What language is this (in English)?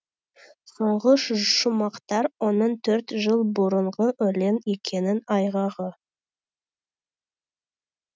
Kazakh